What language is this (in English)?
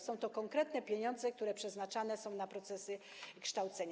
Polish